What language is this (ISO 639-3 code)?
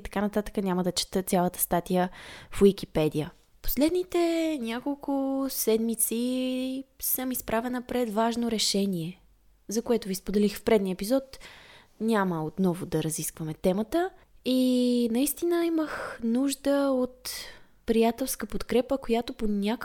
bul